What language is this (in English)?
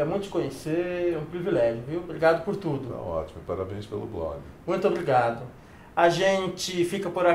Portuguese